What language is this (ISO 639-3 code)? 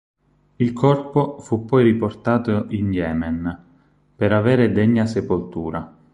ita